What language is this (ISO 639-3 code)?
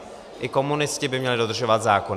ces